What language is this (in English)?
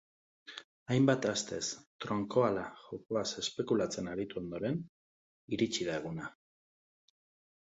Basque